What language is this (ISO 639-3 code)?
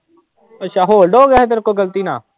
pan